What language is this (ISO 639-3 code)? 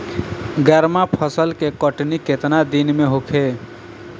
bho